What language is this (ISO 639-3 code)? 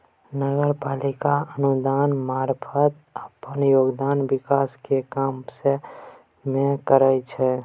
mai